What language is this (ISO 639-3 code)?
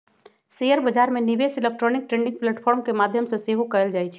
mag